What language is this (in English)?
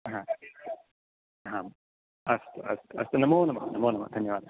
Sanskrit